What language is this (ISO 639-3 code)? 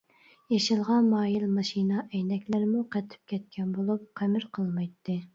uig